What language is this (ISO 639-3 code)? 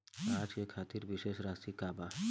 bho